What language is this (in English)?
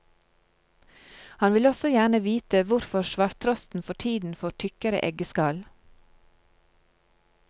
Norwegian